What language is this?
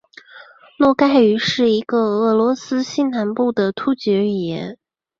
Chinese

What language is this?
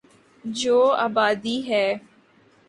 Urdu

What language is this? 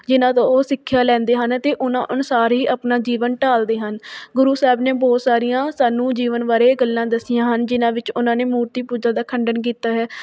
Punjabi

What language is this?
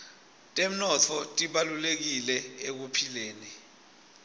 Swati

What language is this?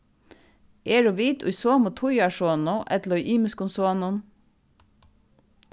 Faroese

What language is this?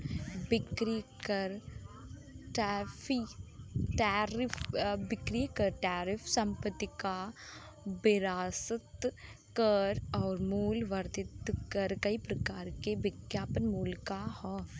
Bhojpuri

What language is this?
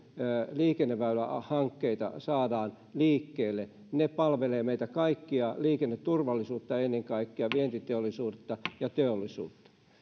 Finnish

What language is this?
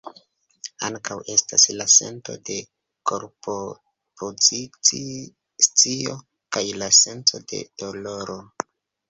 Esperanto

